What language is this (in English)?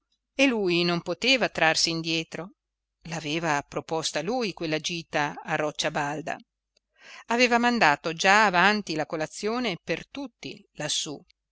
Italian